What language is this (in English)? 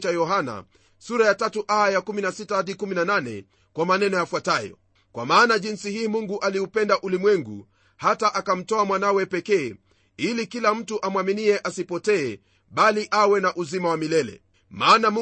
Swahili